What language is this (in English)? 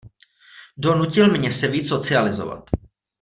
Czech